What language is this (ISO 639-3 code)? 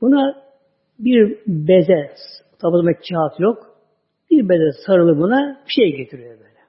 tur